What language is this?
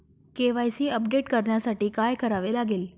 Marathi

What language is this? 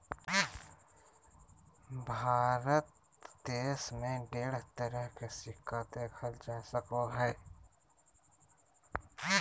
Magahi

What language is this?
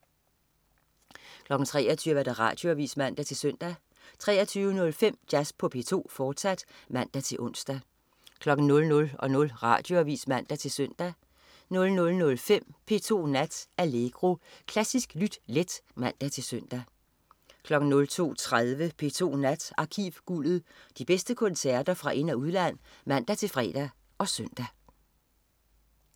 Danish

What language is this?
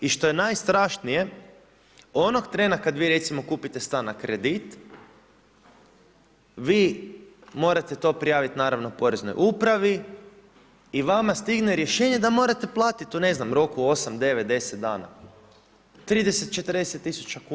Croatian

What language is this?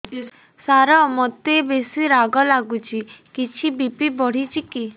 Odia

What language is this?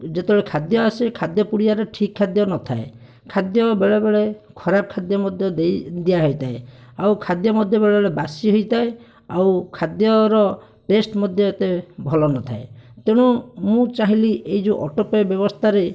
Odia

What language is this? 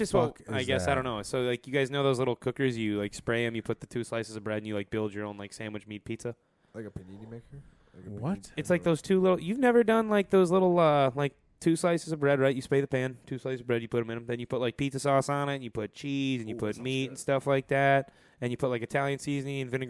English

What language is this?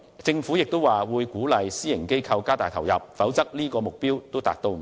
Cantonese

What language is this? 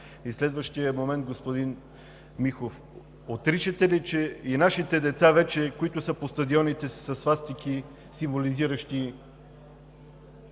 Bulgarian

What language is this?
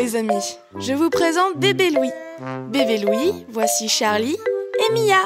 French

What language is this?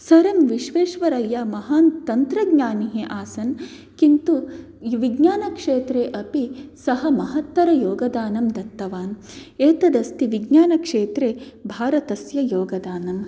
Sanskrit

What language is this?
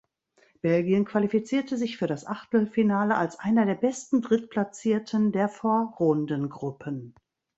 German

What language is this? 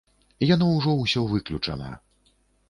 Belarusian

